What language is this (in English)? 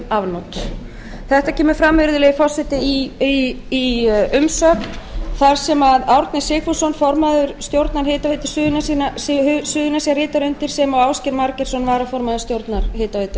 Icelandic